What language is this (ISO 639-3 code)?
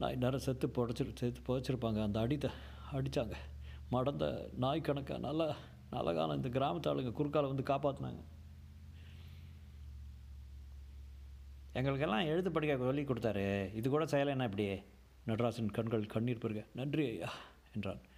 tam